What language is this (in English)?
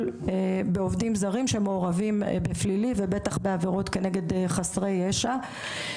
Hebrew